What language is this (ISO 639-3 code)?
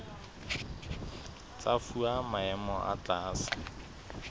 sot